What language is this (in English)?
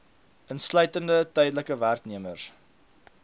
Afrikaans